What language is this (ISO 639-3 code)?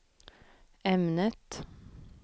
swe